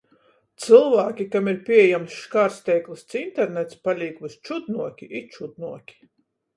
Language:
Latgalian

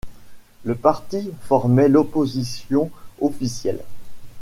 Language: French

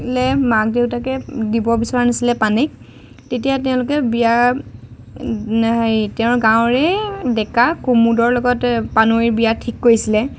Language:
Assamese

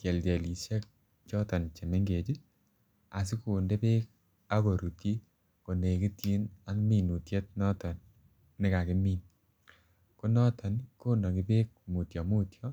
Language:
Kalenjin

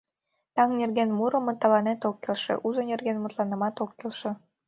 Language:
Mari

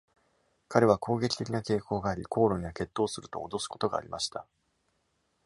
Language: Japanese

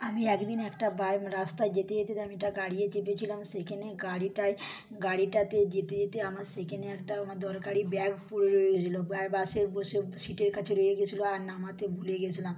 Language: Bangla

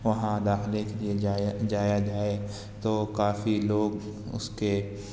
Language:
Urdu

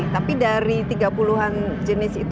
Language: Indonesian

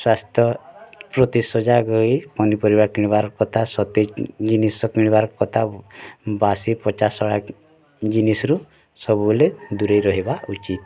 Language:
Odia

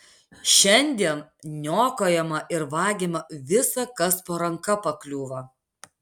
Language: Lithuanian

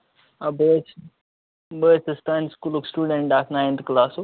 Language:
Kashmiri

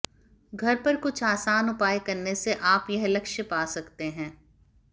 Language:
Hindi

